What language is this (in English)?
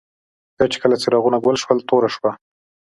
Pashto